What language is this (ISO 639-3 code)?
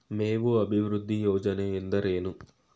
kan